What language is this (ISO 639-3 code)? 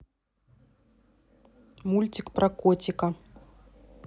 rus